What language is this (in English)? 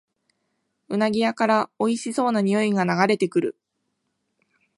Japanese